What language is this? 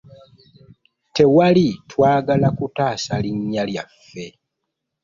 Ganda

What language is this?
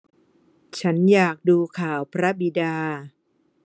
Thai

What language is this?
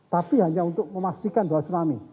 Indonesian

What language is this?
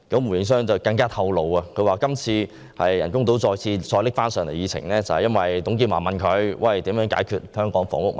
Cantonese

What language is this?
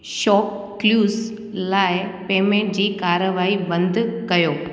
Sindhi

